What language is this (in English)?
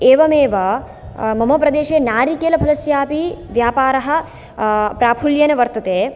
Sanskrit